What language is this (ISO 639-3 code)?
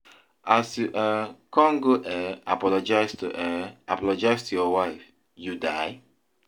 pcm